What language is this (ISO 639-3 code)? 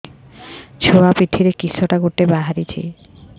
ori